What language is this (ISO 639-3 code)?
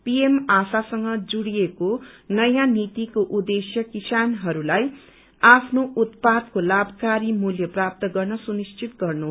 nep